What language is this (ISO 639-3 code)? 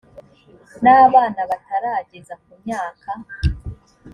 kin